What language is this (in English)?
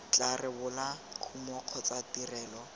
Tswana